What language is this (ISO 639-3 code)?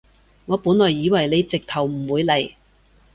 yue